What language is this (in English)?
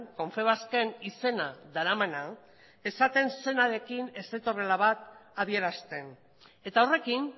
Basque